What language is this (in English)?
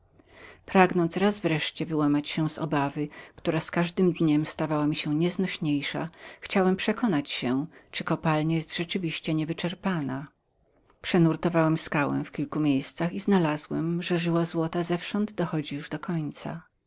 Polish